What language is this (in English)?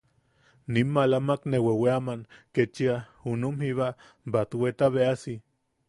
Yaqui